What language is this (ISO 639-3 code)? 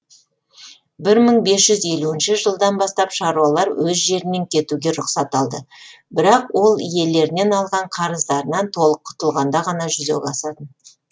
kaz